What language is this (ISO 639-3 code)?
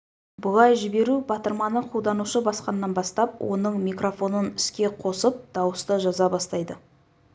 kaz